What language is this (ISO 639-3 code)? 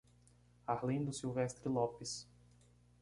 por